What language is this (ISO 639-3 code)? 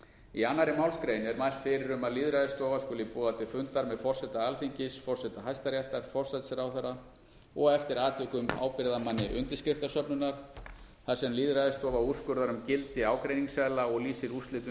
isl